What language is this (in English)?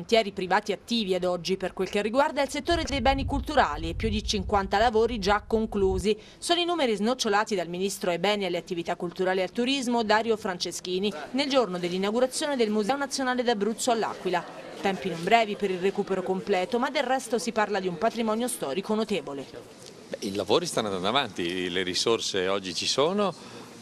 Italian